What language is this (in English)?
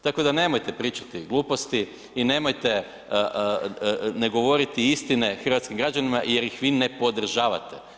Croatian